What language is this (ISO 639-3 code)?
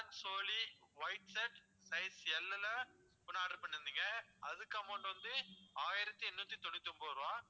tam